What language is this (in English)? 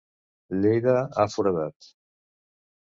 Catalan